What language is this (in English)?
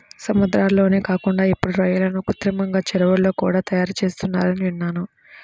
Telugu